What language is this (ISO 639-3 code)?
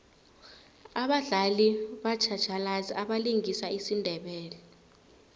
nbl